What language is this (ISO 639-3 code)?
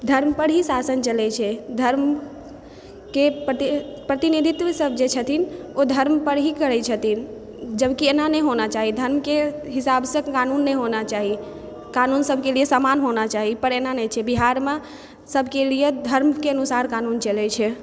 mai